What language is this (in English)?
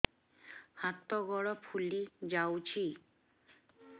Odia